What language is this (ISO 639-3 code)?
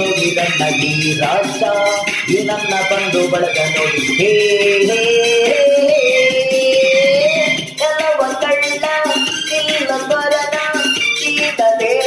kan